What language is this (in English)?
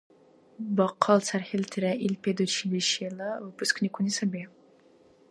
Dargwa